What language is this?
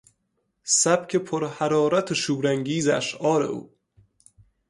Persian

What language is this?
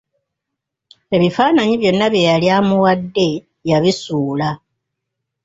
Ganda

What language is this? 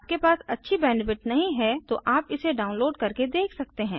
Hindi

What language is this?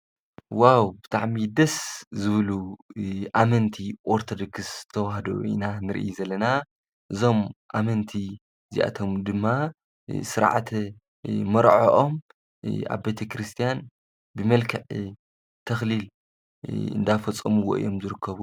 Tigrinya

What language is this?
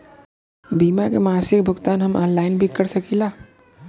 Bhojpuri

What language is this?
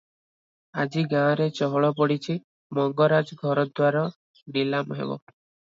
Odia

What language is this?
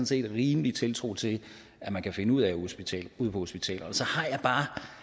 Danish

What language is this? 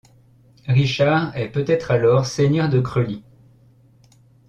French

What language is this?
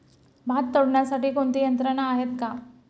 Marathi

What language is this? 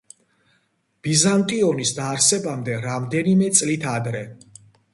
Georgian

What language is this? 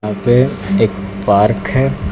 Hindi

